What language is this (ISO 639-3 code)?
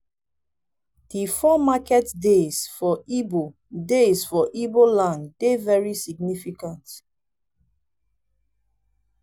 pcm